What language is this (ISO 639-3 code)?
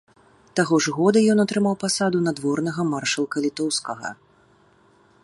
bel